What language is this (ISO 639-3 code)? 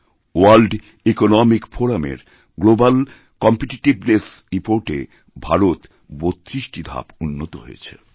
ben